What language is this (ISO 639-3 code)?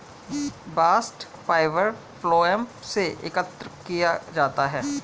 hin